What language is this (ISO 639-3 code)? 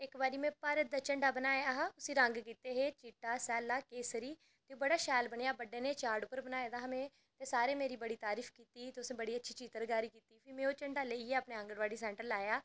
doi